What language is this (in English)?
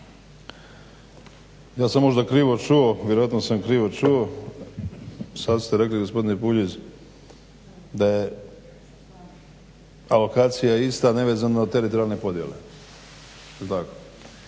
Croatian